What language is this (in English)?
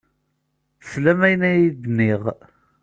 Kabyle